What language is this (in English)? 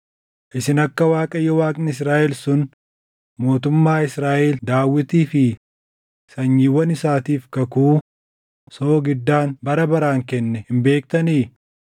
Oromo